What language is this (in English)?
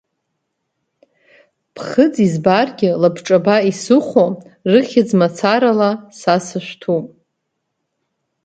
Abkhazian